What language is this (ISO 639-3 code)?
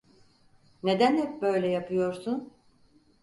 tur